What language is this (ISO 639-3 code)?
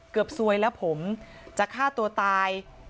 tha